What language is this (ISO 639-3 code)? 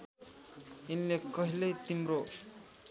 nep